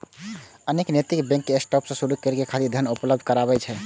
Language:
Maithili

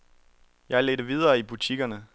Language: Danish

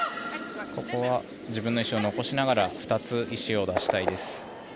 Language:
Japanese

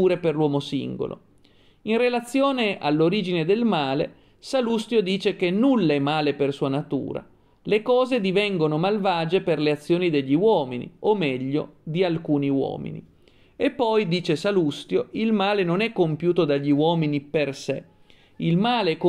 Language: Italian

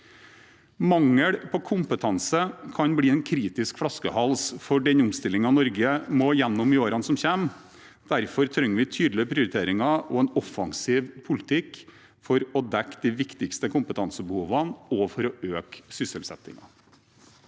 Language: Norwegian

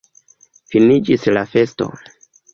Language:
Esperanto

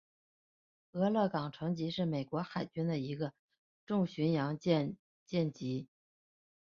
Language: Chinese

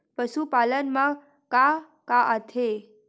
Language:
Chhattisgarhi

